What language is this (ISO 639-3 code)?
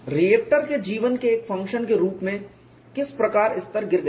hin